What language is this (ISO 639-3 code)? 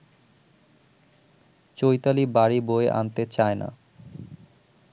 ben